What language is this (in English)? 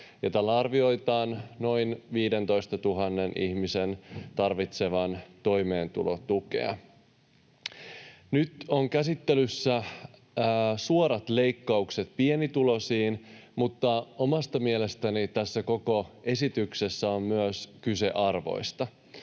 Finnish